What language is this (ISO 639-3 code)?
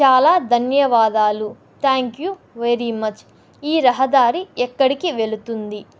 tel